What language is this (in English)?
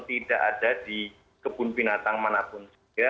Indonesian